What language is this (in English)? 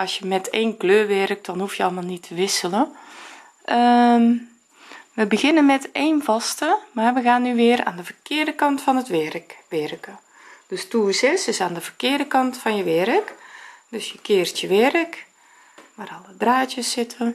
Dutch